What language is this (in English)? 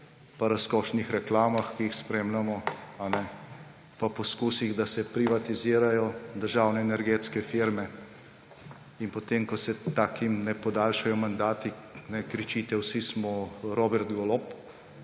Slovenian